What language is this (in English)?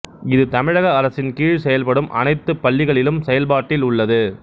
Tamil